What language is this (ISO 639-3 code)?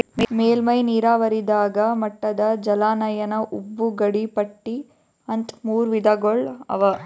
kan